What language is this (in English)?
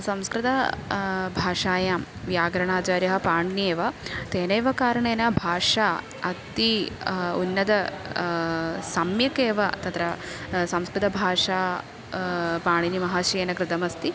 Sanskrit